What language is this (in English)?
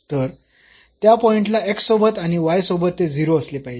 Marathi